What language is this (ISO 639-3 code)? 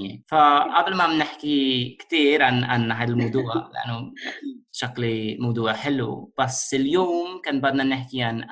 ara